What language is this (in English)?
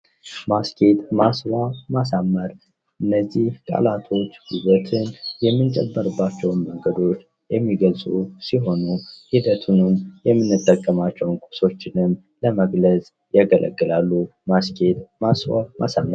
Amharic